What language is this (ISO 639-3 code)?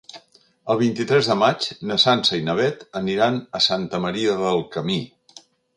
cat